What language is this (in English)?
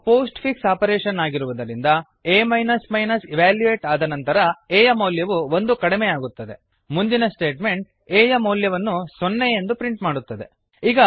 Kannada